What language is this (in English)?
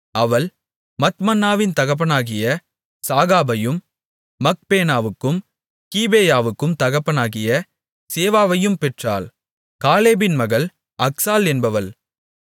Tamil